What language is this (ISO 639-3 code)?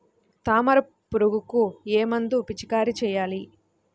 tel